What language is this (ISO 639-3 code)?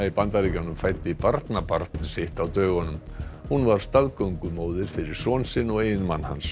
isl